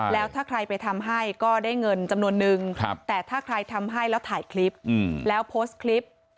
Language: Thai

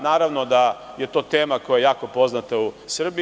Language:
Serbian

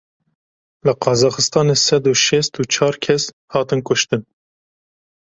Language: Kurdish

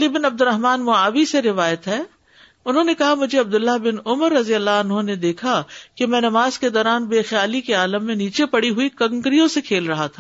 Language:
Urdu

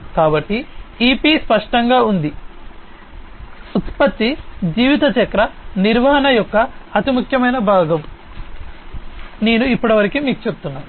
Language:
Telugu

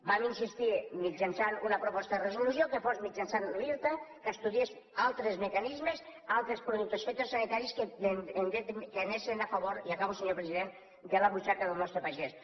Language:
Catalan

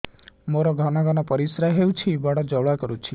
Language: Odia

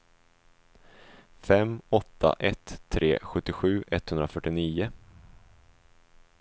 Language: Swedish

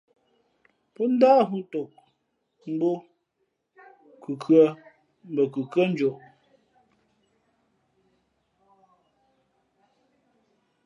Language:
Fe'fe'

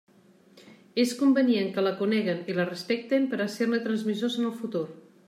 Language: Catalan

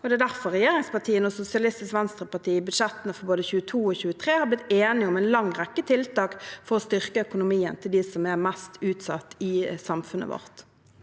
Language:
Norwegian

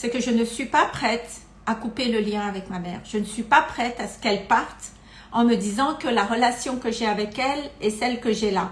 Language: French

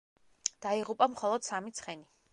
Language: Georgian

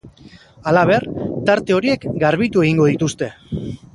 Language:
Basque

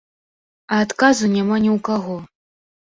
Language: Belarusian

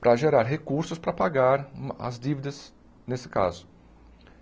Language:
Portuguese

